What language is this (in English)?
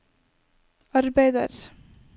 Norwegian